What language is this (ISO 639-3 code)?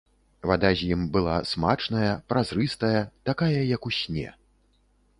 bel